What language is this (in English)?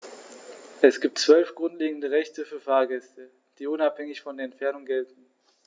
German